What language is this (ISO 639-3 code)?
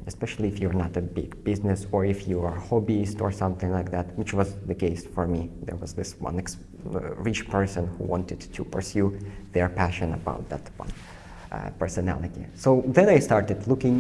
eng